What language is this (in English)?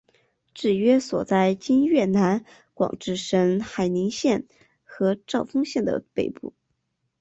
Chinese